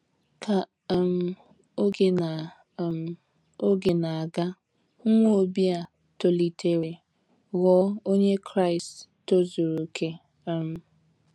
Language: Igbo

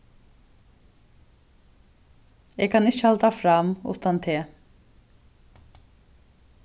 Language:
Faroese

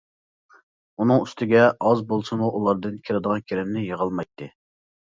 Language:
Uyghur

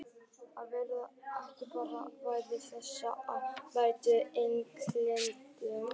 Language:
Icelandic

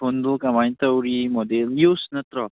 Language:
Manipuri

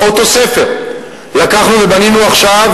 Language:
Hebrew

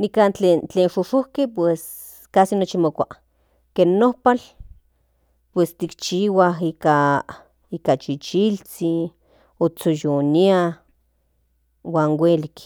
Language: Central Nahuatl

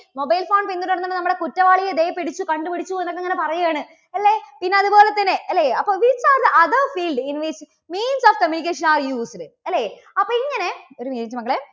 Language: Malayalam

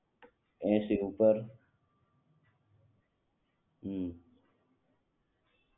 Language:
Gujarati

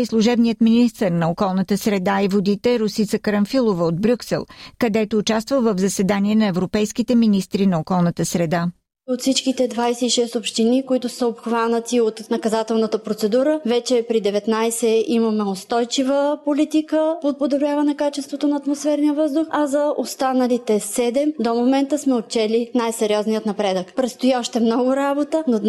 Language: Bulgarian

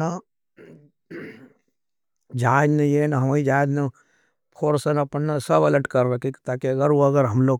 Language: Nimadi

